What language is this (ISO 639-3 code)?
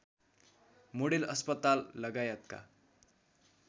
nep